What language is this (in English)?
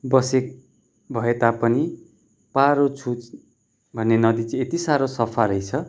Nepali